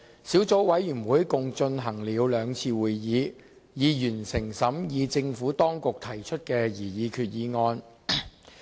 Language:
Cantonese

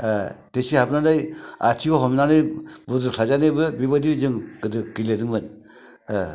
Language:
Bodo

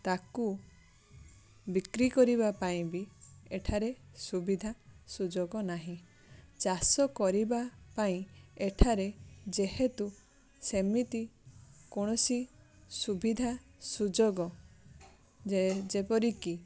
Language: Odia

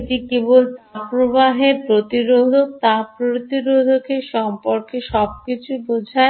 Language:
Bangla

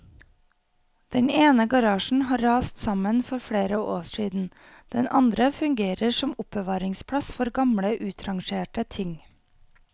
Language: Norwegian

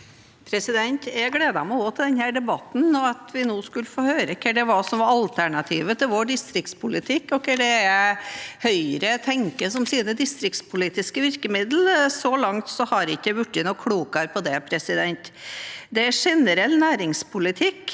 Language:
Norwegian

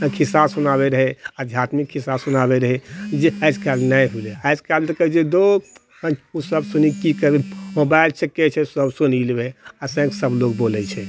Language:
Maithili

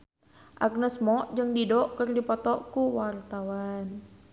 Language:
Sundanese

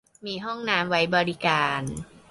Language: Thai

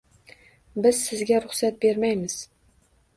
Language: Uzbek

